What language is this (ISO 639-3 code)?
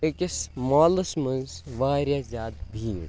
kas